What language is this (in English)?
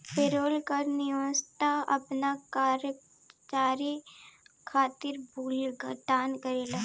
Bhojpuri